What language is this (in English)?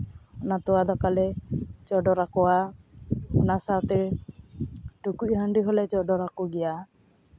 Santali